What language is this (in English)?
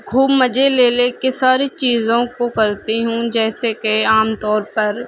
Urdu